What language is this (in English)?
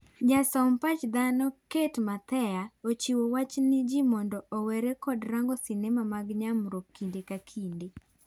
Luo (Kenya and Tanzania)